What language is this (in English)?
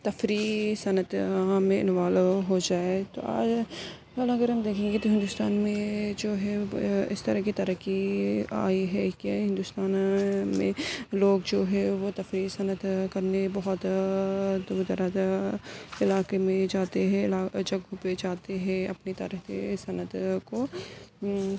Urdu